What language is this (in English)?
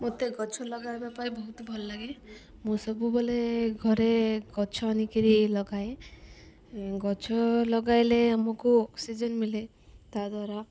Odia